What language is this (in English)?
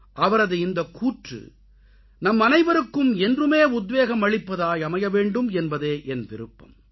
Tamil